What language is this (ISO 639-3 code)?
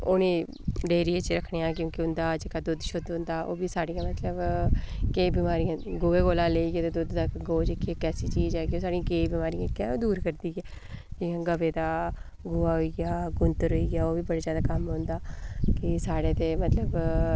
doi